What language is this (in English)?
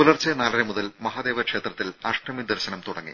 Malayalam